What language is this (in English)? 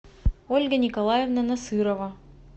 Russian